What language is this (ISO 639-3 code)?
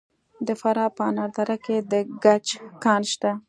pus